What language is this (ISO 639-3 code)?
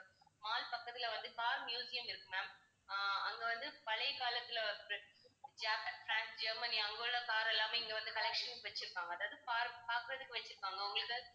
tam